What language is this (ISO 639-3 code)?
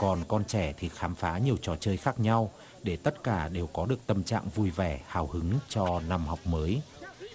vie